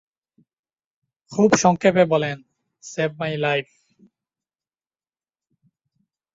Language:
Bangla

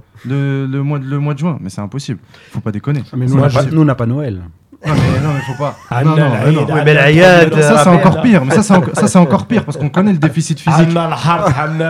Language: French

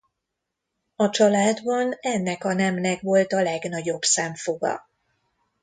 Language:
Hungarian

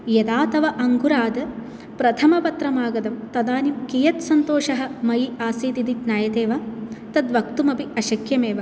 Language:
Sanskrit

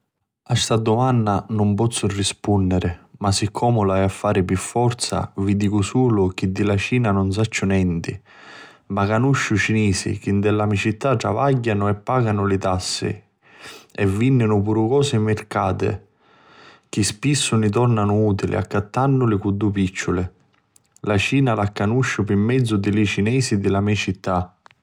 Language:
Sicilian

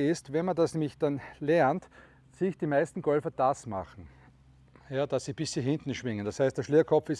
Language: German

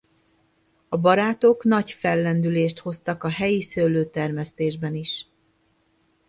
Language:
Hungarian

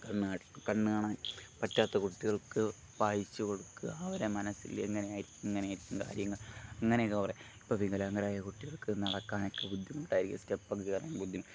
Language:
Malayalam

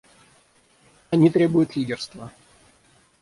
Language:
Russian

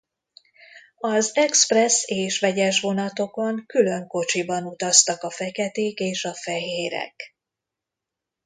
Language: Hungarian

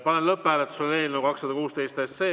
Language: Estonian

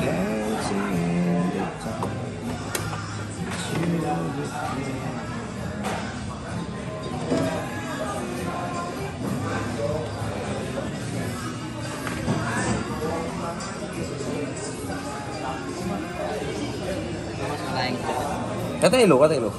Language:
Indonesian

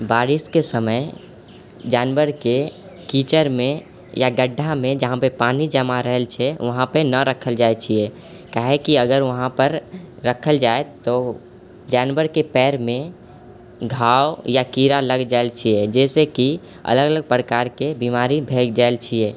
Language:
Maithili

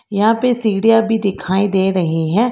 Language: Hindi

